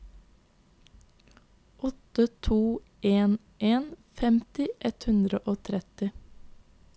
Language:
Norwegian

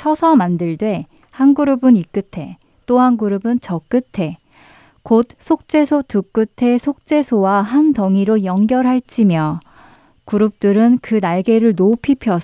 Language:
Korean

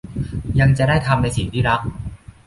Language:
Thai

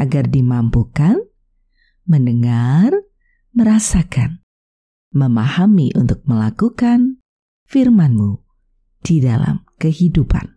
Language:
Indonesian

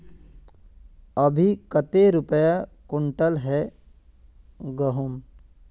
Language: Magahi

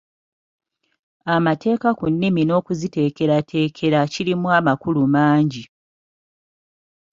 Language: Ganda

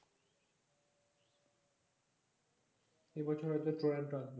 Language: Bangla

